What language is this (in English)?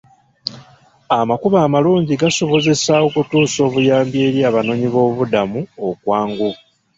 Ganda